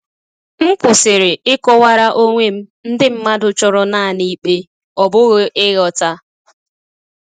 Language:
Igbo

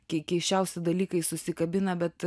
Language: Lithuanian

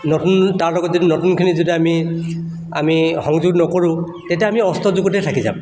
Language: Assamese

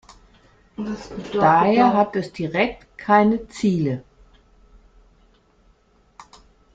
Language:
German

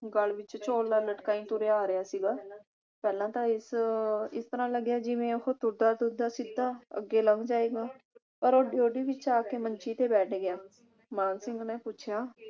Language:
Punjabi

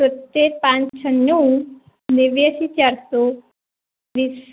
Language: Gujarati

